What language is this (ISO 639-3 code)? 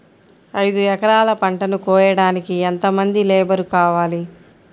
tel